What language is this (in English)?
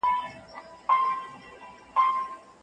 Pashto